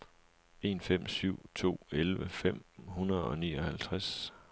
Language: Danish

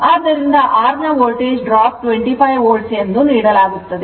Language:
Kannada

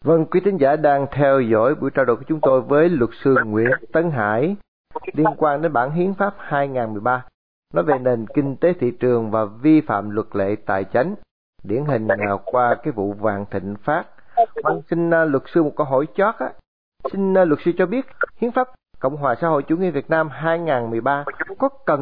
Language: Vietnamese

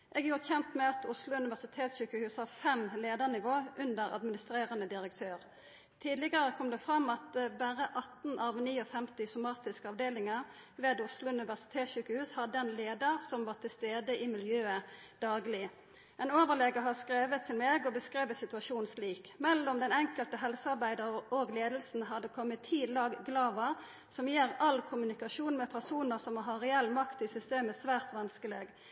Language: Norwegian Nynorsk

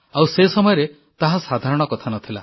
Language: Odia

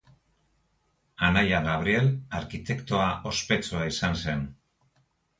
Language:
Basque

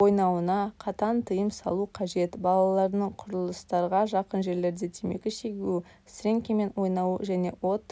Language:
Kazakh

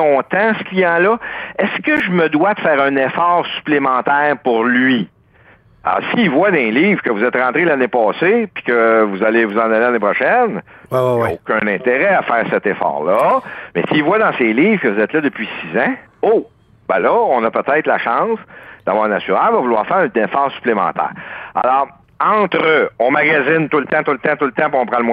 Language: French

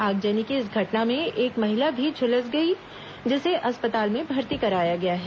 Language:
Hindi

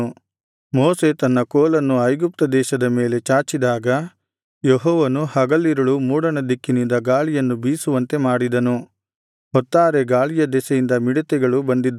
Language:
Kannada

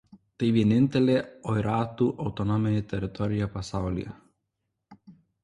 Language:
Lithuanian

